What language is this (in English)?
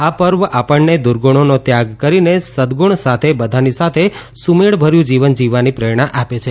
Gujarati